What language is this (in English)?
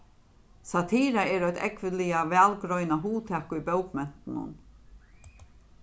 Faroese